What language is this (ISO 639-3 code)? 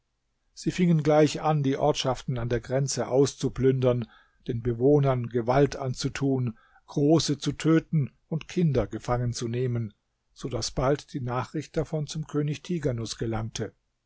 deu